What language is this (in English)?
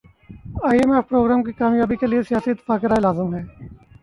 Urdu